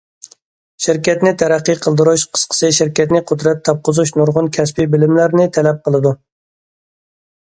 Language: Uyghur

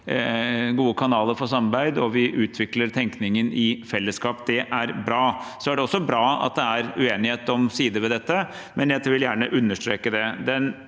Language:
Norwegian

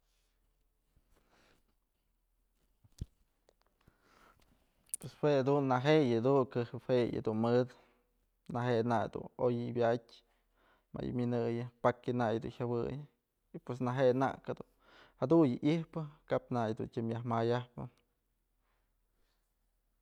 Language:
Mazatlán Mixe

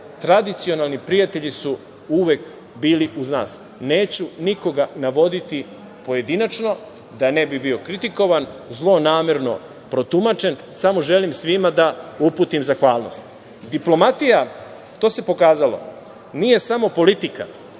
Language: Serbian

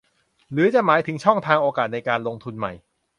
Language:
Thai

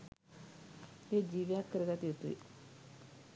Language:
Sinhala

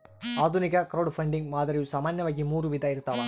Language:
Kannada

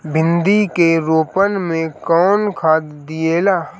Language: Bhojpuri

